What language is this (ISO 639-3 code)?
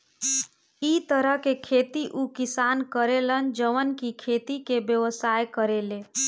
bho